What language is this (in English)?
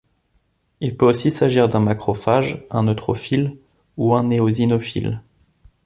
French